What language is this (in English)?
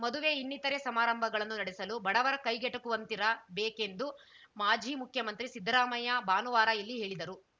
Kannada